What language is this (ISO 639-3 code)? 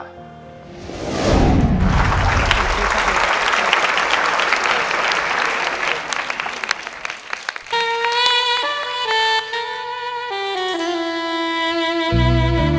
tha